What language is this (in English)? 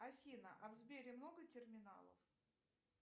Russian